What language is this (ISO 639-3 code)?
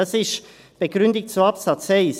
gsw